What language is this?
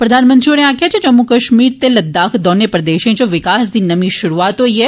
Dogri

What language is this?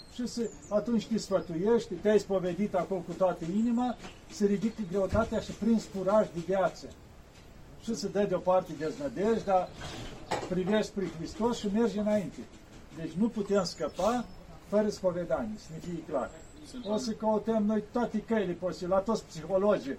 Romanian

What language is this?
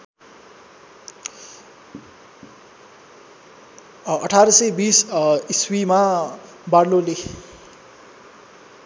Nepali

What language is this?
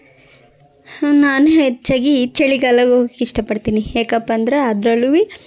Kannada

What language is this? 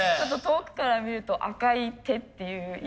Japanese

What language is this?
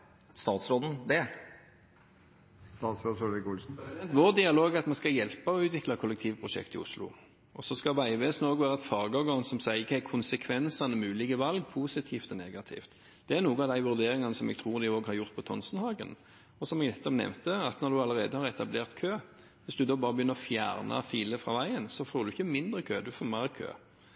Norwegian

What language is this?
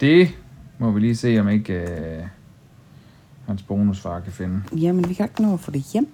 Danish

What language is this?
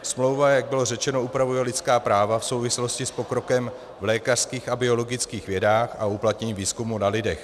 Czech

